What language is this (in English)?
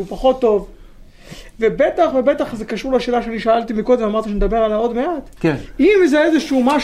Hebrew